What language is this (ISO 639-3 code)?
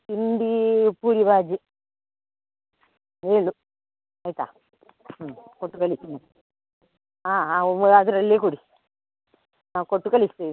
kan